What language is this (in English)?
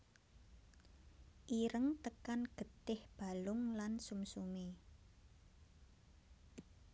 Javanese